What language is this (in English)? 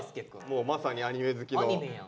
Japanese